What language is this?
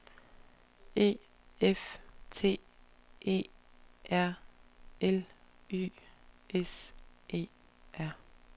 Danish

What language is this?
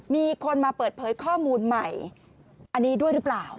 Thai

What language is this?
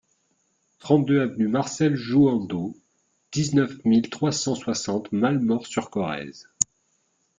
French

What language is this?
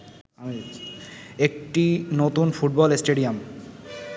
Bangla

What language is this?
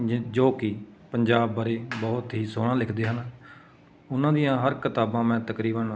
Punjabi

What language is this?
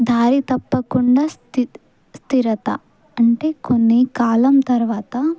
Telugu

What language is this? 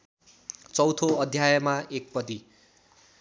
Nepali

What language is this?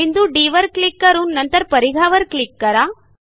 Marathi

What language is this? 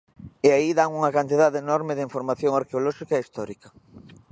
Galician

